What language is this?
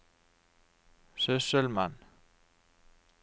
Norwegian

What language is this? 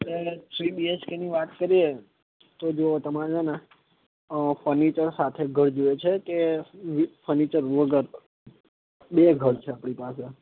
Gujarati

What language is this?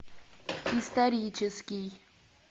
Russian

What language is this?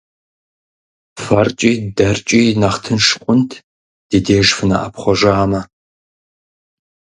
Kabardian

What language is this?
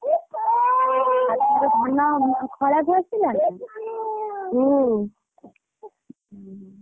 Odia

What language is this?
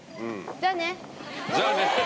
Japanese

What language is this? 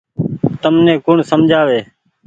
Goaria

